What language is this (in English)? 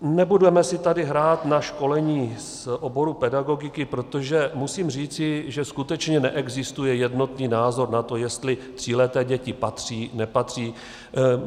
Czech